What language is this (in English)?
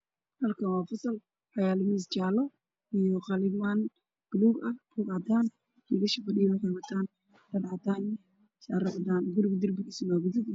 Somali